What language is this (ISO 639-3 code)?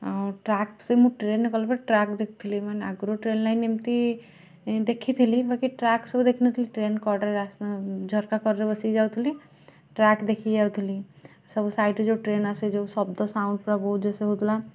ori